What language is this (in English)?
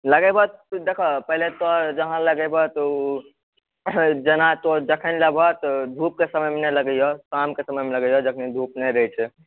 Maithili